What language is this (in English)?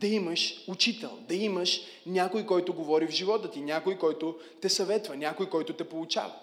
Bulgarian